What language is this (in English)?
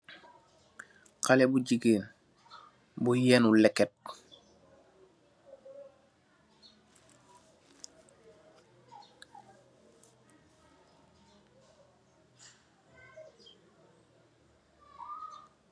Wolof